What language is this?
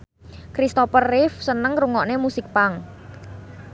Javanese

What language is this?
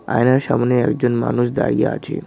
Bangla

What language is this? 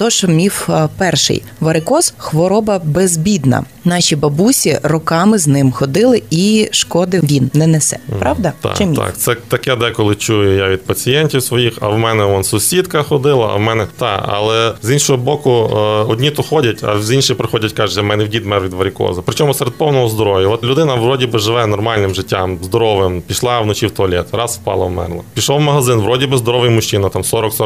Ukrainian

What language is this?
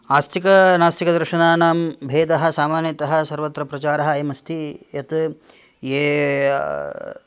Sanskrit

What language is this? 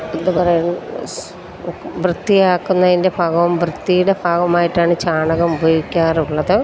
Malayalam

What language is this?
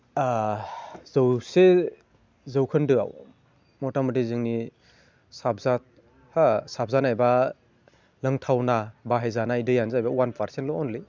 Bodo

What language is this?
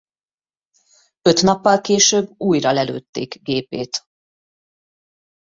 Hungarian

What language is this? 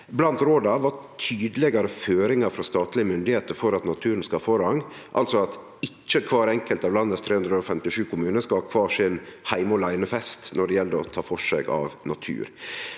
Norwegian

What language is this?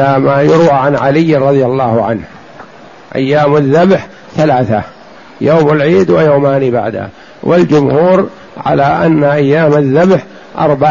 Arabic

